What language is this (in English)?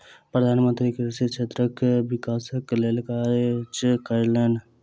Maithili